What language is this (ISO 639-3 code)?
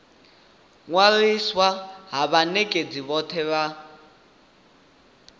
ven